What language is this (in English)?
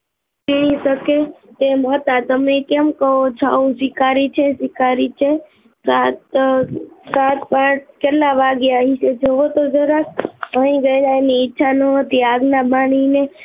Gujarati